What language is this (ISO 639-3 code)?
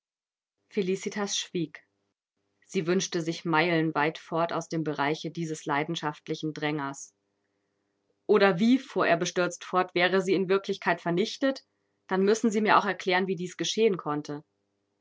deu